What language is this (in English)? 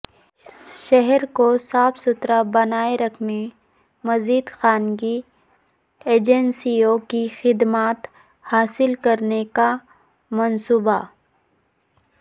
Urdu